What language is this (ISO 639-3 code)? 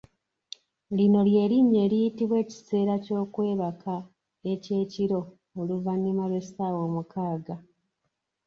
lug